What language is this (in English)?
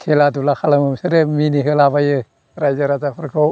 Bodo